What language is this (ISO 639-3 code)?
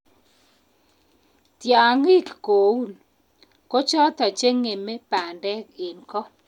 kln